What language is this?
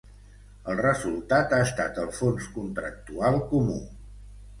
Catalan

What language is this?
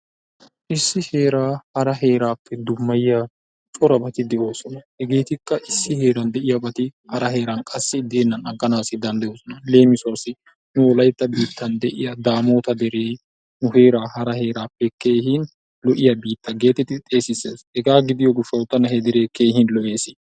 Wolaytta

